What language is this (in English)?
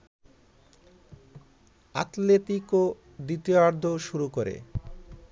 Bangla